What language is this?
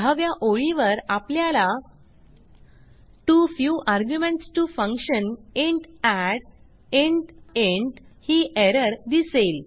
Marathi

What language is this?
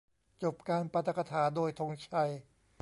Thai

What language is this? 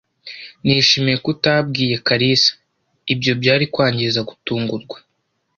Kinyarwanda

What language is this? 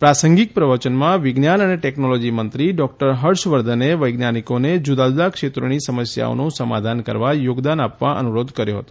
Gujarati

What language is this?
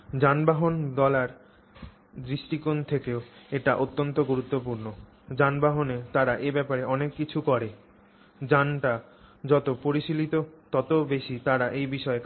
Bangla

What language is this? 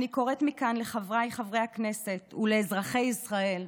Hebrew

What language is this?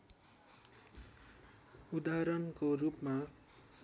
Nepali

